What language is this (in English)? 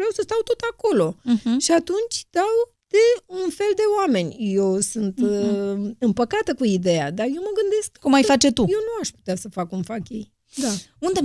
Romanian